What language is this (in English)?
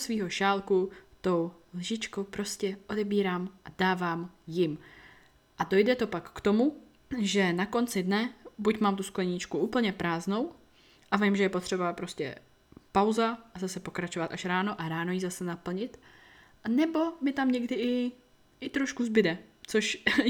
Czech